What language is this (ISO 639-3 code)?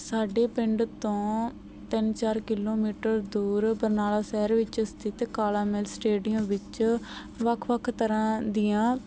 pan